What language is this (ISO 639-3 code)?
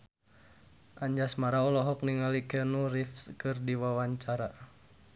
sun